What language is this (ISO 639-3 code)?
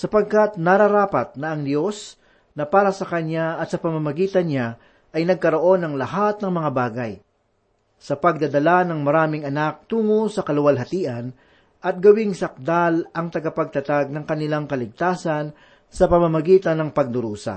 fil